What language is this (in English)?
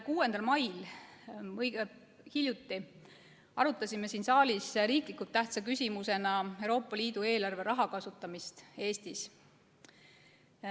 Estonian